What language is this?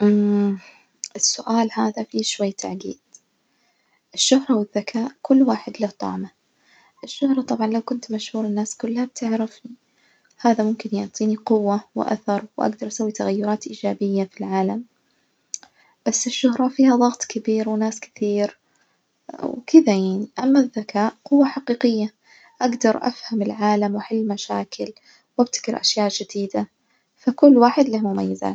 Najdi Arabic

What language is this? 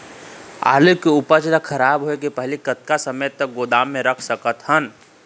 Chhattisgarhi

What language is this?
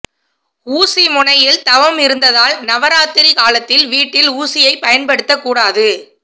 Tamil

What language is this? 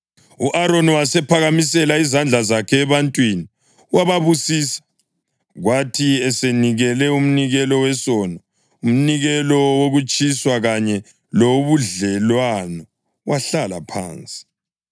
North Ndebele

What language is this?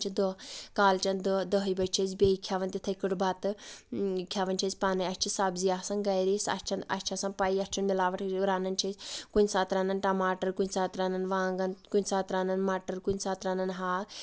Kashmiri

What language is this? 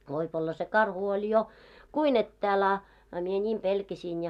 Finnish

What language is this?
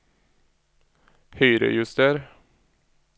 Norwegian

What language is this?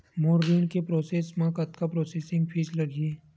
Chhattisgarhi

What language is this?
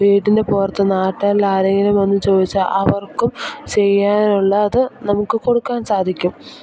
Malayalam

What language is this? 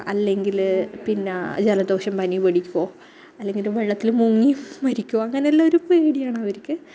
Malayalam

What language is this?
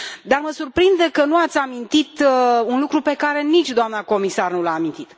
Romanian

